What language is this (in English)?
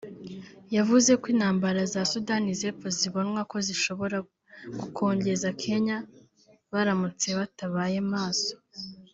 Kinyarwanda